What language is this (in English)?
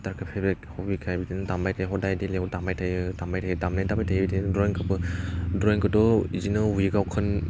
Bodo